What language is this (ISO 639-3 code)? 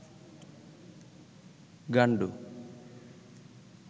ben